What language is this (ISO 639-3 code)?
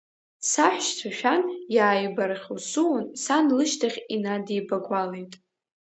abk